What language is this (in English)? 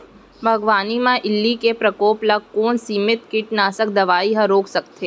Chhattisgarhi